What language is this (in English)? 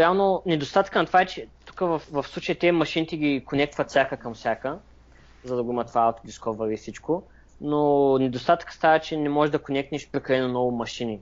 Bulgarian